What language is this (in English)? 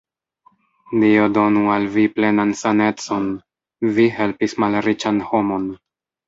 Esperanto